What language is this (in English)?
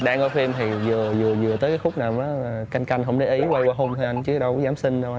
Vietnamese